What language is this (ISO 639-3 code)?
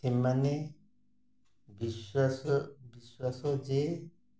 ori